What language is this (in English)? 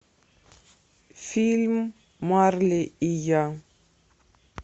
Russian